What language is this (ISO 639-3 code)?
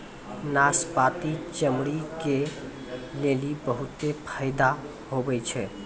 mai